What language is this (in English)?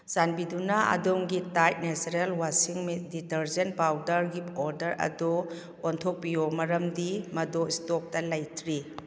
Manipuri